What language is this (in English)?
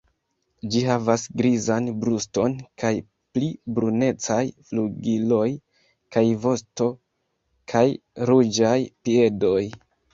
Esperanto